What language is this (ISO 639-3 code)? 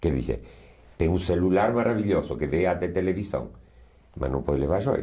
por